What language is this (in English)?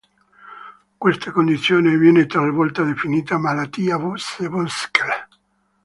Italian